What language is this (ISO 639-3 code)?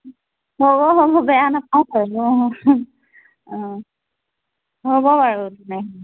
asm